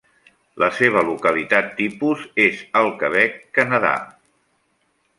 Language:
Catalan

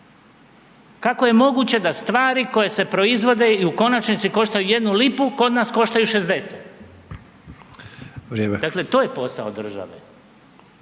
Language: Croatian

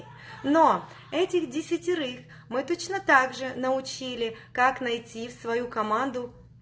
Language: Russian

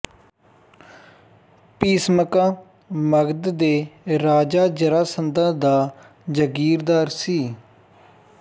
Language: Punjabi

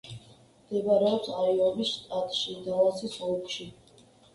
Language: Georgian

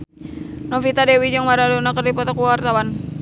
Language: Sundanese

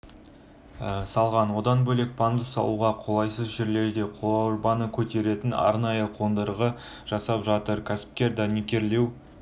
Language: Kazakh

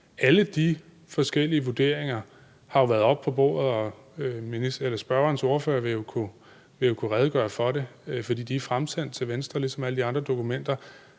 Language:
Danish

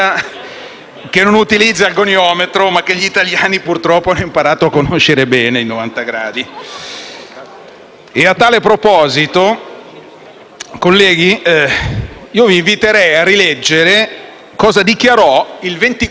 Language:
Italian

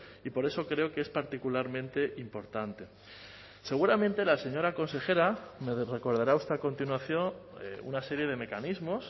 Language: Spanish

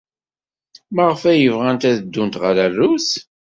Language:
Kabyle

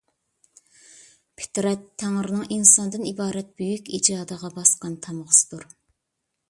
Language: Uyghur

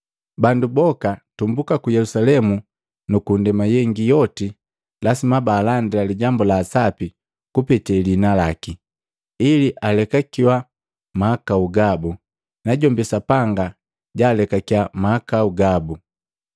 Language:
Matengo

